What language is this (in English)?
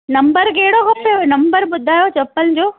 Sindhi